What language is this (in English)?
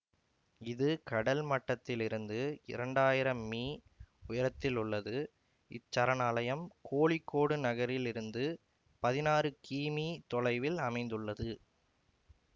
Tamil